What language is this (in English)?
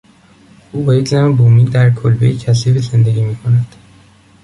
Persian